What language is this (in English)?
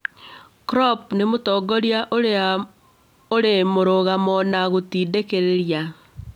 Kikuyu